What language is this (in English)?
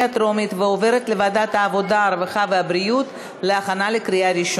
Hebrew